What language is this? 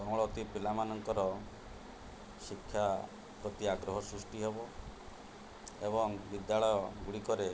Odia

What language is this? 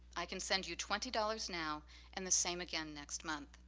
English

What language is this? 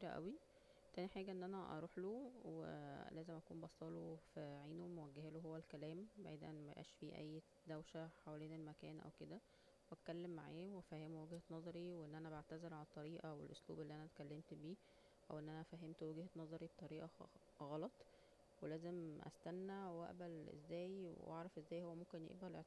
Egyptian Arabic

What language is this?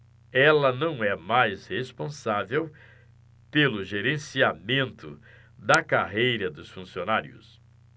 Portuguese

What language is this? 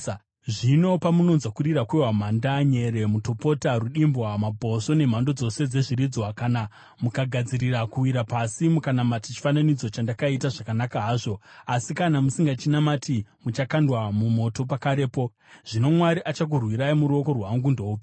Shona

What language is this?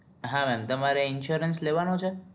Gujarati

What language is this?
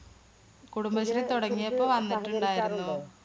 Malayalam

